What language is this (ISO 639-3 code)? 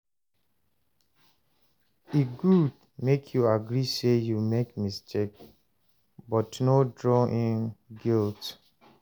pcm